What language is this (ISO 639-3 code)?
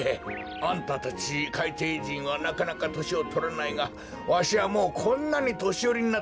jpn